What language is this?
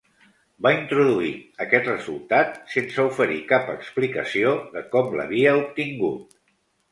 Catalan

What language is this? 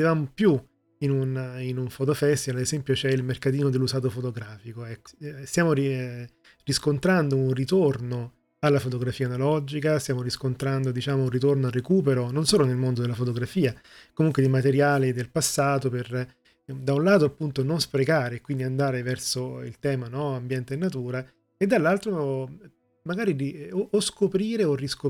Italian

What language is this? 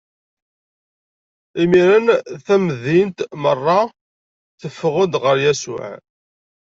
Kabyle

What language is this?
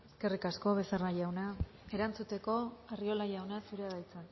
Basque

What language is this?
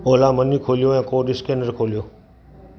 Sindhi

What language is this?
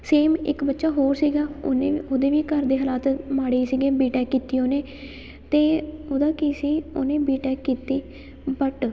Punjabi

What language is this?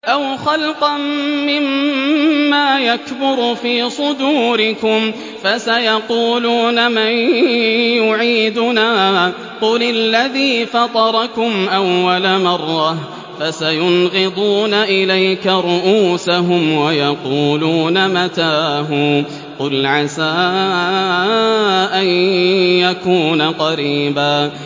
Arabic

